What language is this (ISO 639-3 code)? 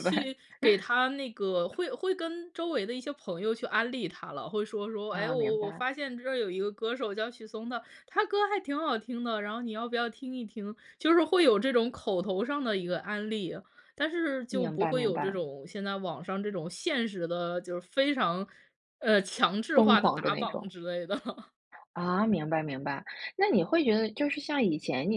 zho